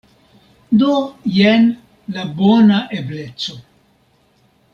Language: Esperanto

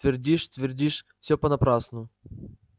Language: Russian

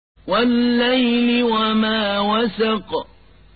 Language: Arabic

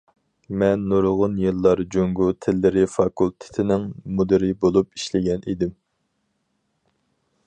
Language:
Uyghur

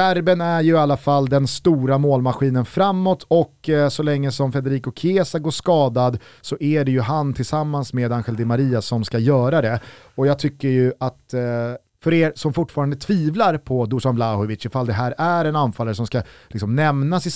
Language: Swedish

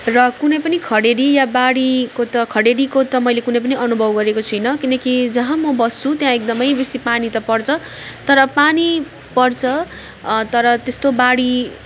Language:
Nepali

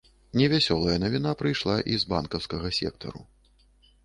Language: Belarusian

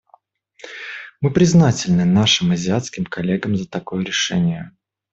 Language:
Russian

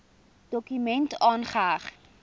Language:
Afrikaans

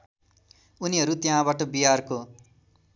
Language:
Nepali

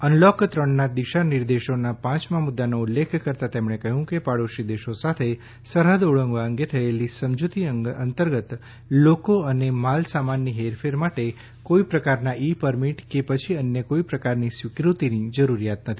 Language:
Gujarati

